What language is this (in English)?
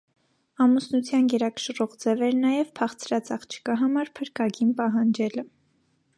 Armenian